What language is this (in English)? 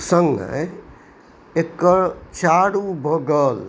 Maithili